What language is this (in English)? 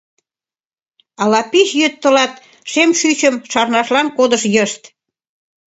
Mari